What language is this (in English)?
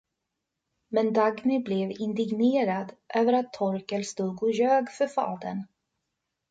Swedish